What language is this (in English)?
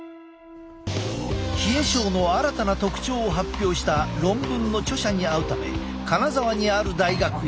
Japanese